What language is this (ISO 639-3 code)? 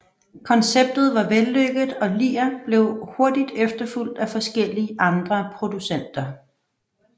dan